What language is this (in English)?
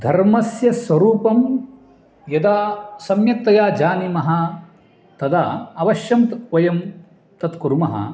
Sanskrit